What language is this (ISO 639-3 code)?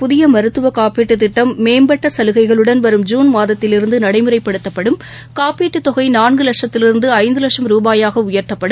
tam